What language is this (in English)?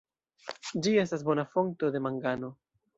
Esperanto